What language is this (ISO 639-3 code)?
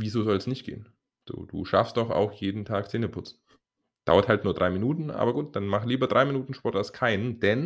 deu